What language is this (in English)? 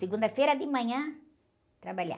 Portuguese